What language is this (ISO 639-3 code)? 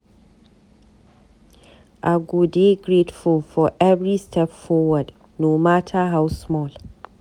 pcm